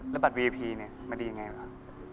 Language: Thai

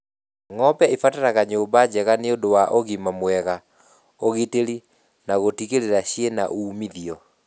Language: Kikuyu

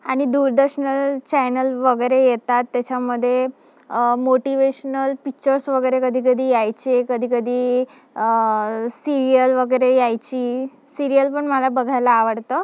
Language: Marathi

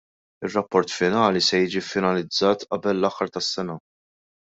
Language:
Maltese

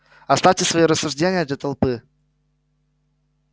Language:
Russian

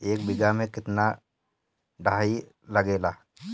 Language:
Bhojpuri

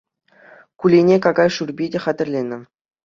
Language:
Chuvash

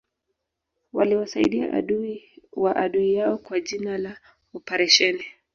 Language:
Swahili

